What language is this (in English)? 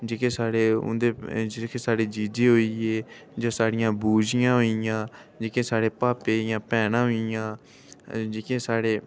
Dogri